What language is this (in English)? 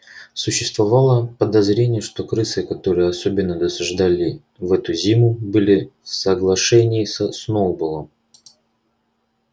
Russian